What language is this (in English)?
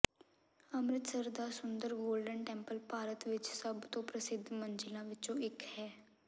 Punjabi